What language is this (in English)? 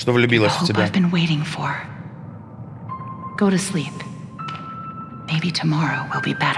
Russian